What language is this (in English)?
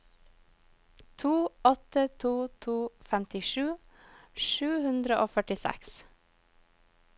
Norwegian